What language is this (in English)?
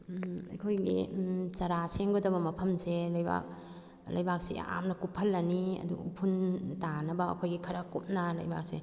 Manipuri